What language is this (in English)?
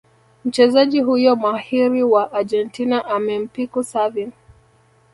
Swahili